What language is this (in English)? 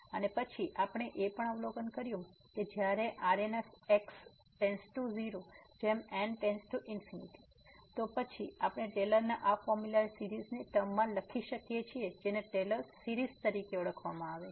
Gujarati